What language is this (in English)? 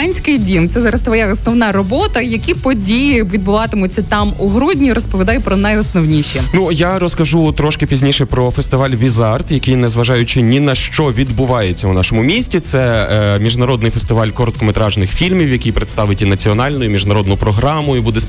Ukrainian